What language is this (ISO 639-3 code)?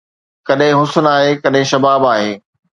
snd